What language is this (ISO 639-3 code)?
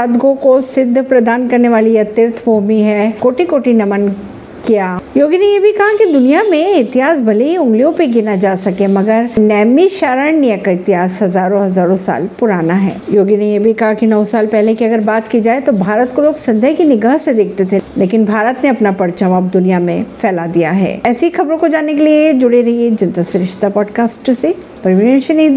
hin